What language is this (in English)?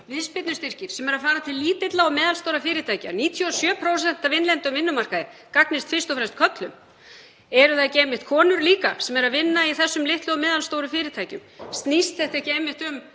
Icelandic